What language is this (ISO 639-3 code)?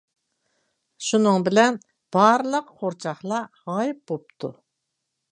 uig